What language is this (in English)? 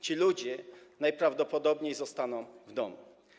Polish